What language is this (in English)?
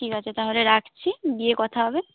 Bangla